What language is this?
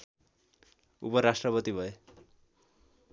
Nepali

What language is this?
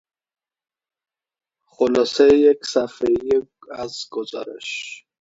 Persian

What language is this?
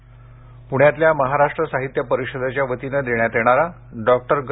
Marathi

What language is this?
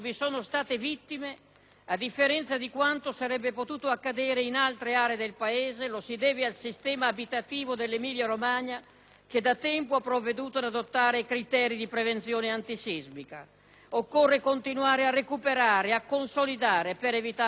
Italian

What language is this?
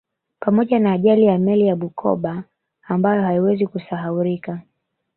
Swahili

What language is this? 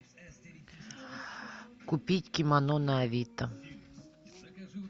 Russian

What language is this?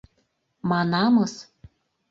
Mari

